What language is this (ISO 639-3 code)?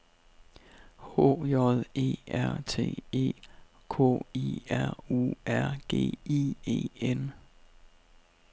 dan